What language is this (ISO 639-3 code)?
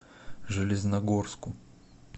rus